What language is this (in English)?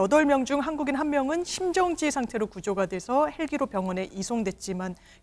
Korean